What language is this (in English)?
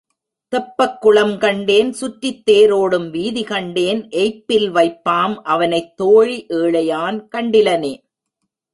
Tamil